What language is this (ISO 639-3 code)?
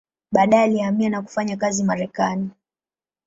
swa